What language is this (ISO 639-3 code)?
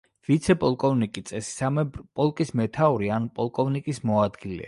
kat